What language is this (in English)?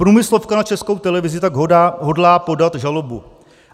Czech